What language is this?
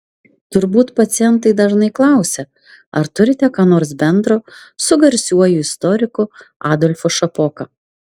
Lithuanian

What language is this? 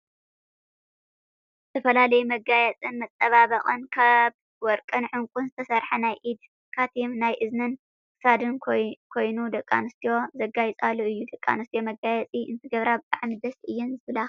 Tigrinya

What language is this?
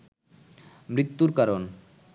Bangla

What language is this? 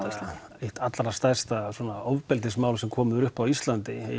Icelandic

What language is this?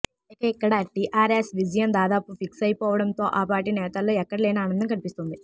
Telugu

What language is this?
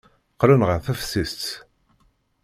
Kabyle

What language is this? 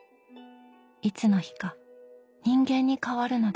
Japanese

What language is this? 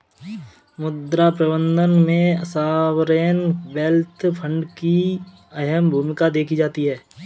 Hindi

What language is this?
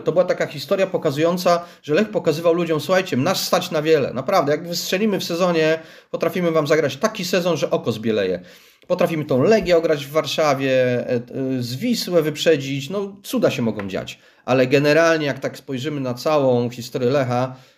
Polish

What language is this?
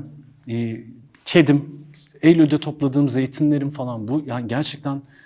Turkish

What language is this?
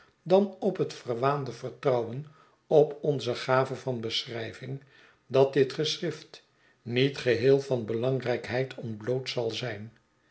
Dutch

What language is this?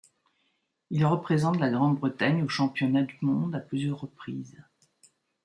French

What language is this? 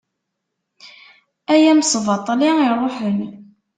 Kabyle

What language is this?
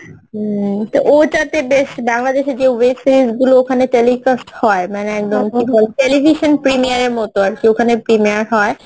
Bangla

